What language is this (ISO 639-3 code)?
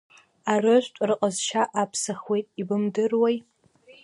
abk